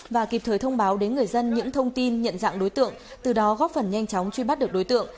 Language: Vietnamese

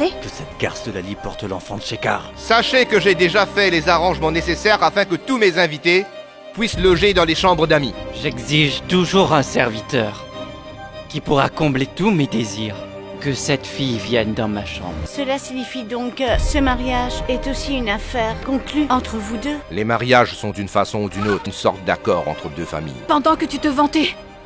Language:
French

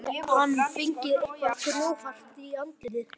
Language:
Icelandic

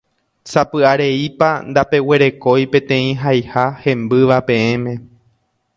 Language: Guarani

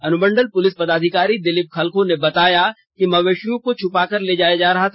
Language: Hindi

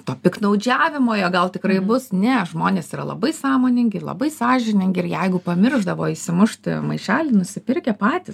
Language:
Lithuanian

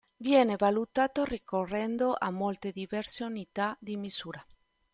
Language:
Italian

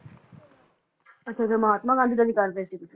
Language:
Punjabi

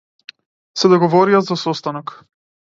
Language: Macedonian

